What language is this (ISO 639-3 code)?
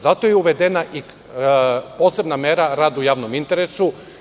srp